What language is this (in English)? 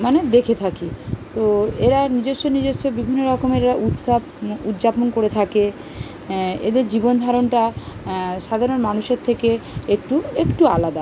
Bangla